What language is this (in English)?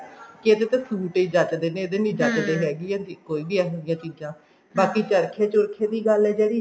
Punjabi